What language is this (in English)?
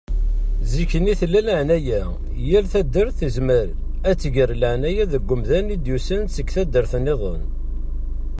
Kabyle